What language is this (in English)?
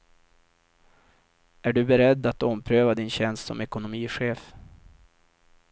Swedish